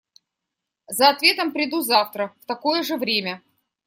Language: Russian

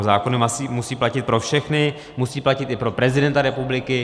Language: Czech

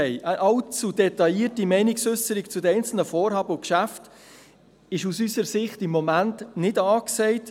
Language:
Swiss German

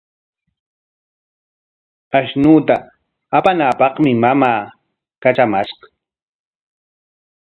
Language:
Corongo Ancash Quechua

